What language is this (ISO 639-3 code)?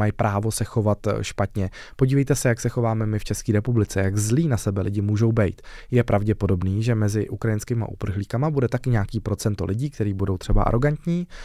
ces